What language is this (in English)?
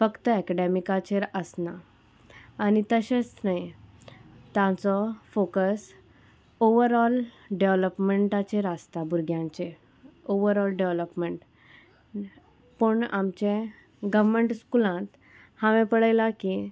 Konkani